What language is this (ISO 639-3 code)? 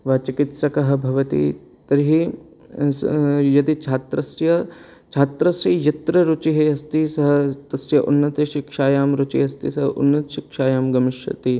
san